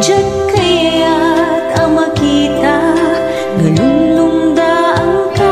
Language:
Vietnamese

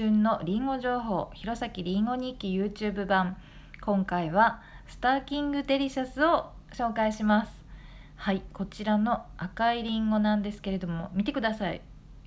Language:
Japanese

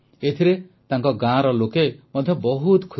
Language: Odia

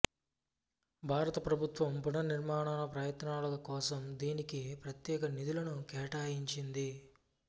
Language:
Telugu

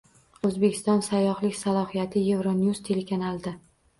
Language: Uzbek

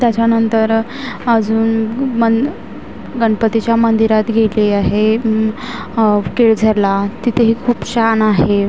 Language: Marathi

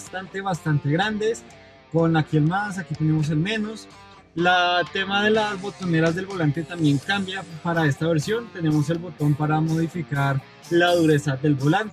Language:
Spanish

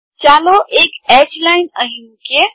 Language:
Gujarati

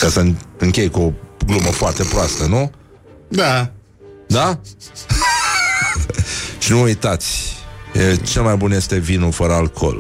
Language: Romanian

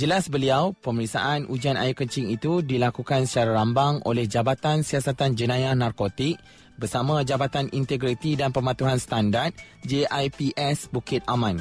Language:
Malay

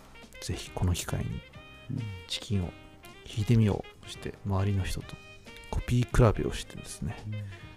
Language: Japanese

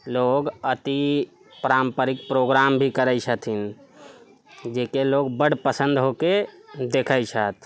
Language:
Maithili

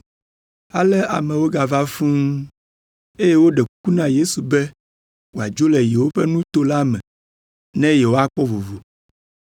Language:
Ewe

